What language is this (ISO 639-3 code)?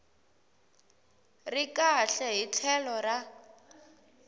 tso